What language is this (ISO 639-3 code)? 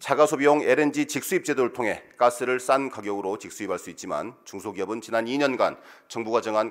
kor